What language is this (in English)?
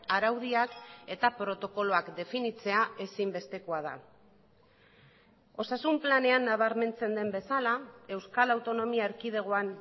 Basque